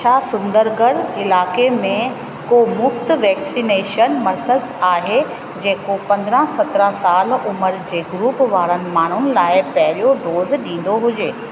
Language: Sindhi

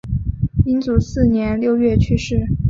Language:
Chinese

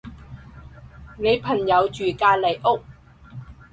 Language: Cantonese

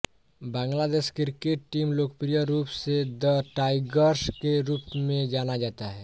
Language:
Hindi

